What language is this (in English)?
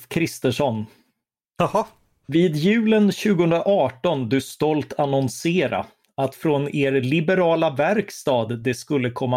Swedish